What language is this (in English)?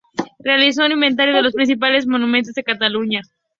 Spanish